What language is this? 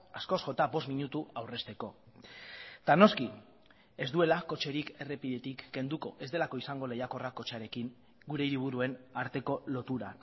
Basque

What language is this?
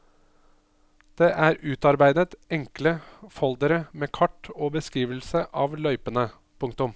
Norwegian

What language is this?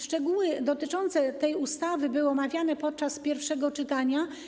Polish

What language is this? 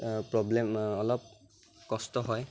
Assamese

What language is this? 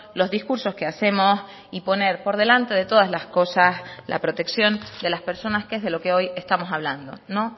Spanish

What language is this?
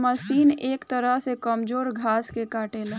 Bhojpuri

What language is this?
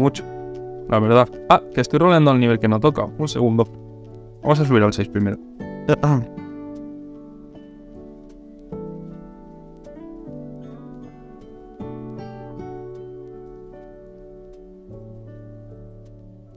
Spanish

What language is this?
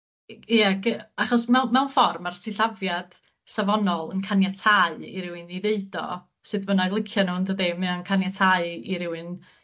Welsh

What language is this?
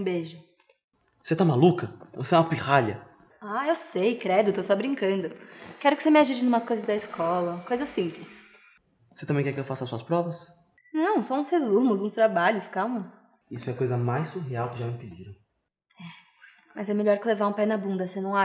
Portuguese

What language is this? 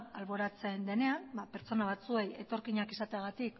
Basque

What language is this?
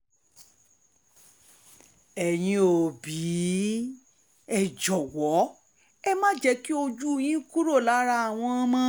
Yoruba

